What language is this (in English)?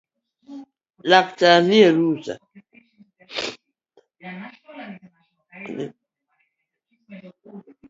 Luo (Kenya and Tanzania)